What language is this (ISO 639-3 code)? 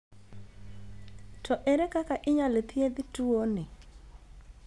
luo